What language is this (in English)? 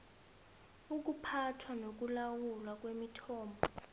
South Ndebele